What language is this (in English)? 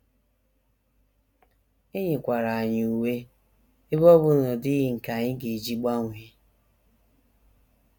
Igbo